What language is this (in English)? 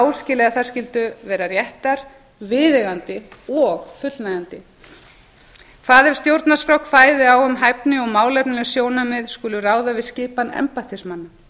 Icelandic